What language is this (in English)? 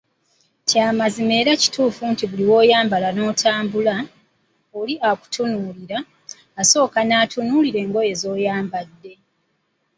Ganda